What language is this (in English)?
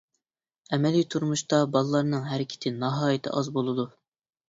Uyghur